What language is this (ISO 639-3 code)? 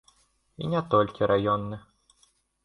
bel